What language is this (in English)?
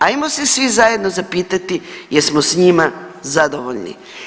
Croatian